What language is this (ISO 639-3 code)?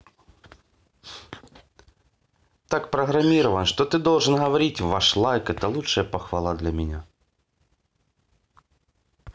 rus